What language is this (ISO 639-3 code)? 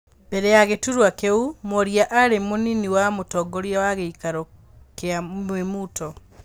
kik